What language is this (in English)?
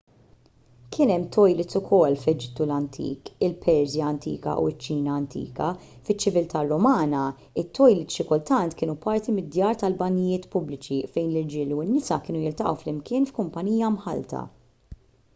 Maltese